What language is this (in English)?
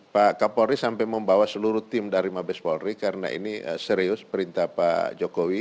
Indonesian